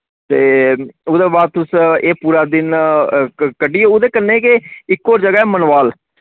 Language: Dogri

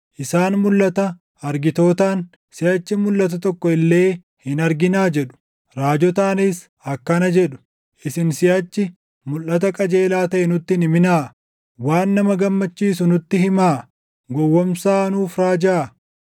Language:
Oromo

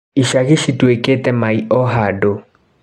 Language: Kikuyu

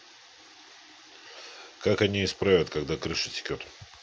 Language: Russian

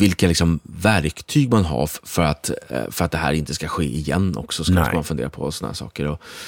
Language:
Swedish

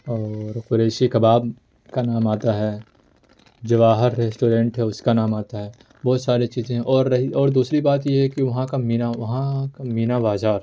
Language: Urdu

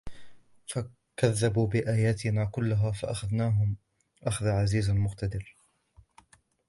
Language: Arabic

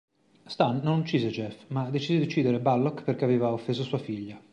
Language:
Italian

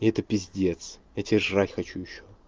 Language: Russian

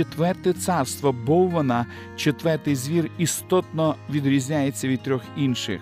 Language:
Ukrainian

